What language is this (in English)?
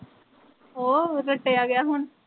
Punjabi